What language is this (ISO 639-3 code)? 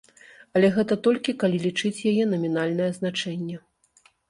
bel